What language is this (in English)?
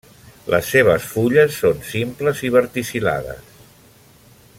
Catalan